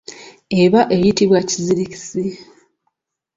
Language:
Ganda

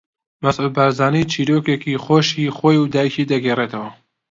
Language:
Central Kurdish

